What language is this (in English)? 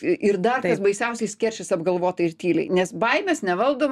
Lithuanian